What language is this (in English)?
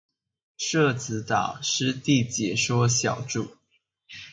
Chinese